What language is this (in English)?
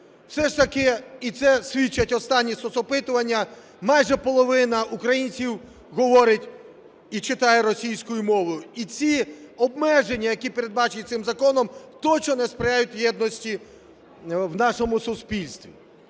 Ukrainian